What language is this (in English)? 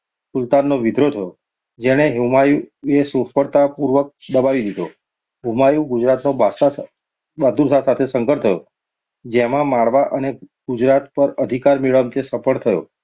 Gujarati